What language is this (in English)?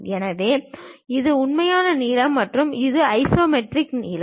Tamil